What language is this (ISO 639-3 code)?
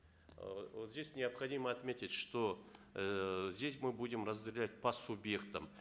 kaz